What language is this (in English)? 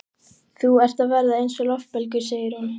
Icelandic